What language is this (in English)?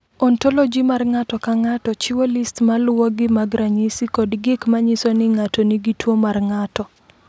Luo (Kenya and Tanzania)